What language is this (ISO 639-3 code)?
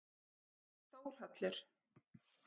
isl